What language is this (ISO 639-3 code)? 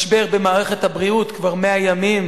heb